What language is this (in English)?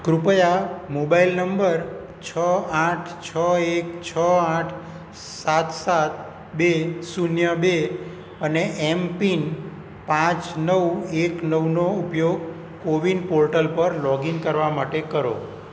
Gujarati